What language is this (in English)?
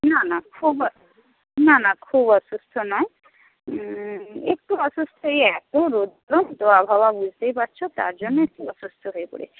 Bangla